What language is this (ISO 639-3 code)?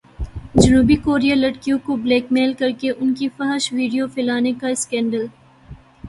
urd